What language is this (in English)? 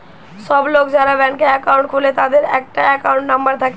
Bangla